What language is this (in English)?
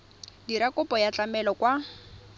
Tswana